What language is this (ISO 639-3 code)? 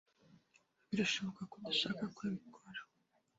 kin